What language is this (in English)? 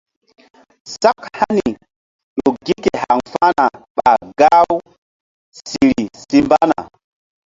Mbum